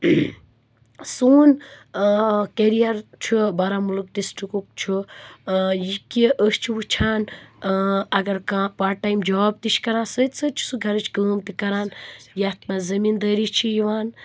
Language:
Kashmiri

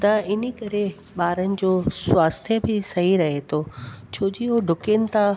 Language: Sindhi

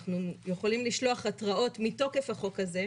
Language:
Hebrew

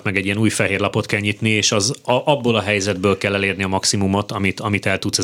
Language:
Hungarian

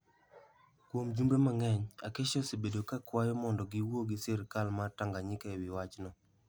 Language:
Luo (Kenya and Tanzania)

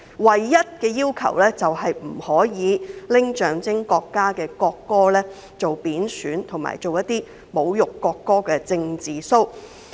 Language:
Cantonese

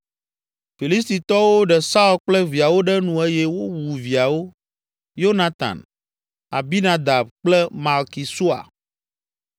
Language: Ewe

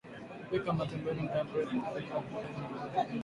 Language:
Swahili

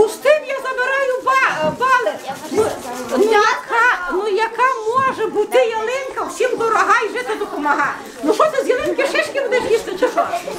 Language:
Ukrainian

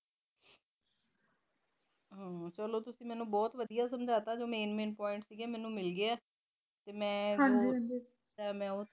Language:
Punjabi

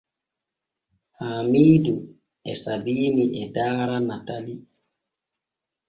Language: Borgu Fulfulde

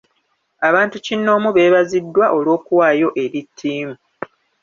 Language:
Ganda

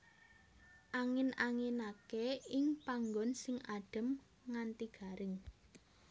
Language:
Javanese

